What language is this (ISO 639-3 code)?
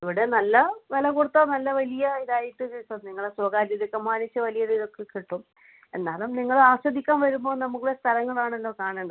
mal